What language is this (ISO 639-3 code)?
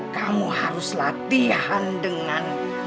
ind